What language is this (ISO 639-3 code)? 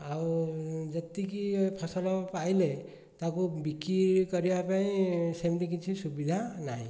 ori